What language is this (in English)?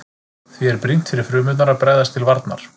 Icelandic